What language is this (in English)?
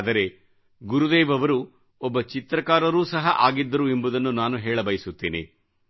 Kannada